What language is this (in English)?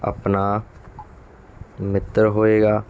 Punjabi